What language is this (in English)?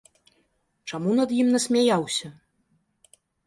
Belarusian